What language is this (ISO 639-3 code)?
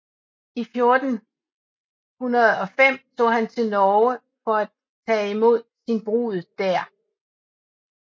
dan